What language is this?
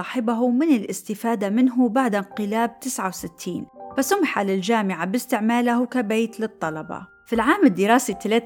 Arabic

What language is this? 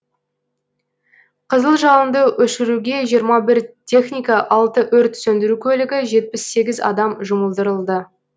Kazakh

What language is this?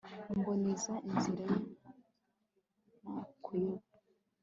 Kinyarwanda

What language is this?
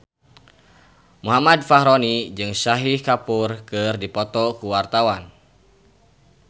Sundanese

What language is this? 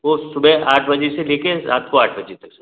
Hindi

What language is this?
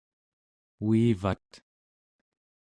Central Yupik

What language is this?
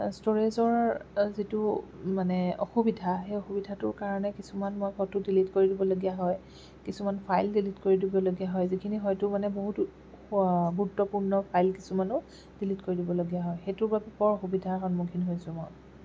Assamese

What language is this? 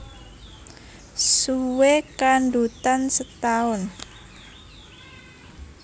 Javanese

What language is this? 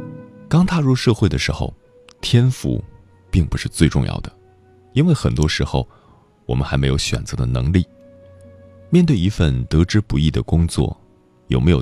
Chinese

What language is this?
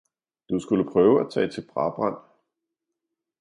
Danish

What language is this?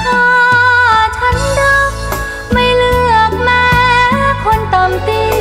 Thai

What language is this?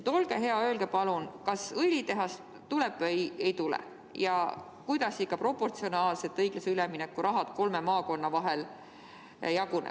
Estonian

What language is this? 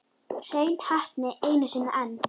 Icelandic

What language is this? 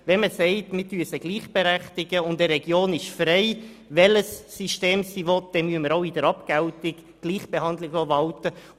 Swiss German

